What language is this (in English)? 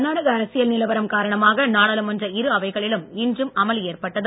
Tamil